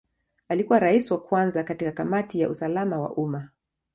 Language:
Swahili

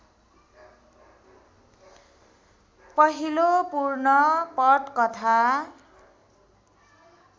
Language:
Nepali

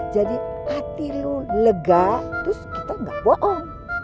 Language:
Indonesian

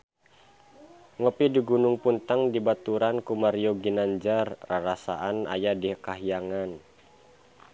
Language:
Sundanese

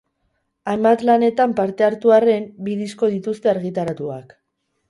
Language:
Basque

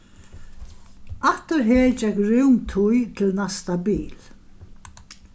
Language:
Faroese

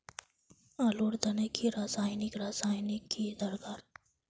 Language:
Magahi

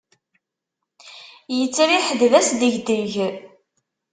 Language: Kabyle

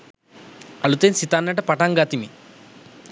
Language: Sinhala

